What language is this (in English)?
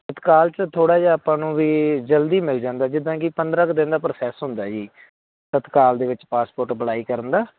Punjabi